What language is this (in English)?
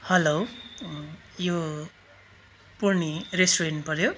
Nepali